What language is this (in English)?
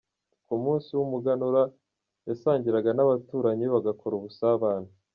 Kinyarwanda